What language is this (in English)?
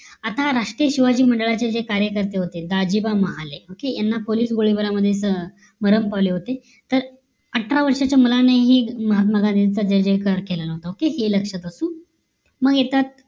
Marathi